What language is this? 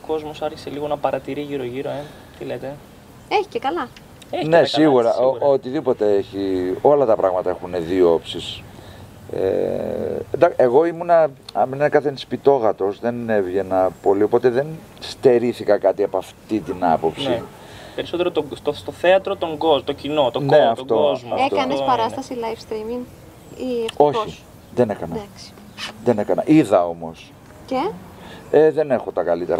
Greek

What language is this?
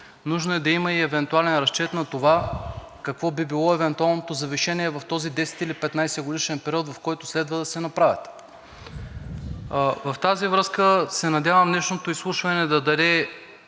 Bulgarian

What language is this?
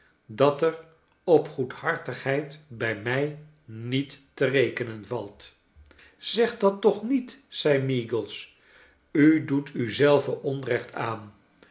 Dutch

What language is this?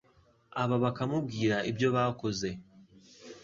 Kinyarwanda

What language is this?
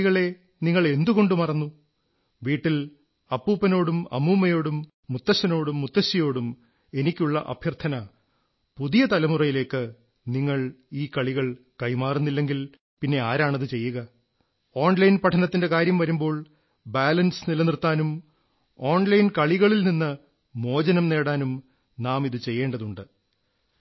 Malayalam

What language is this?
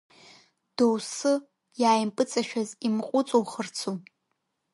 Abkhazian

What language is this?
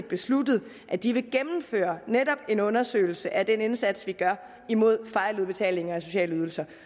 Danish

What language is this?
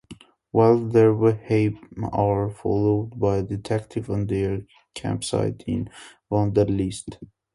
English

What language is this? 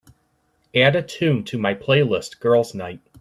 English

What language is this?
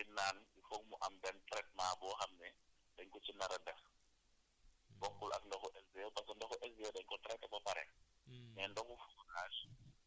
Wolof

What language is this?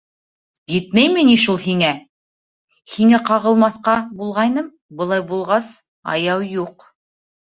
Bashkir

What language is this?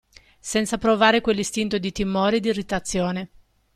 Italian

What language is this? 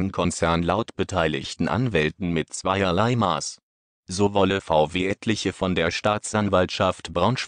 German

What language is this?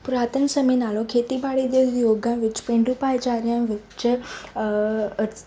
Punjabi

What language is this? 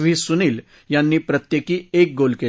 Marathi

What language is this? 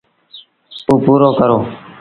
Sindhi Bhil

